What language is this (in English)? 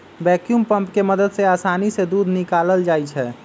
Magahi